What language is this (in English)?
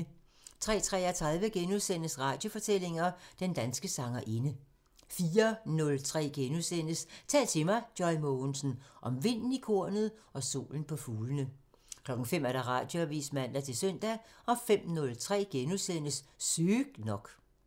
Danish